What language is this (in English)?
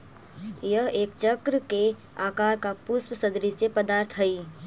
Magahi